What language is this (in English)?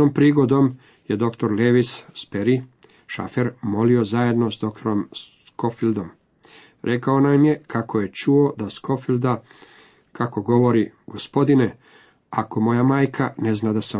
Croatian